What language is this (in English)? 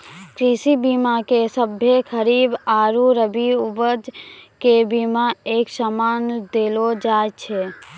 Maithili